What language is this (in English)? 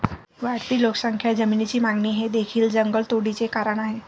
Marathi